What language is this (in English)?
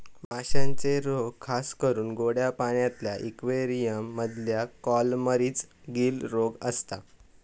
Marathi